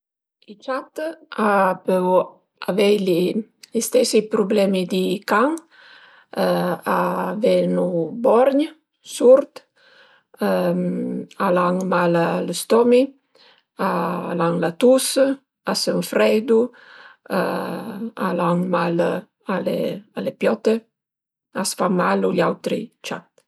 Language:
Piedmontese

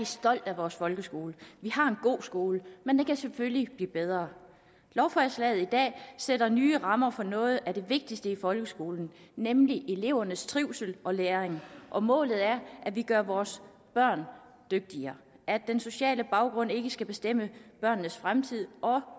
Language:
Danish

